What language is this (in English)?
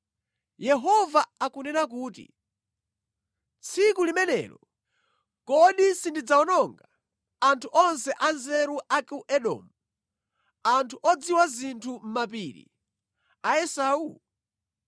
Nyanja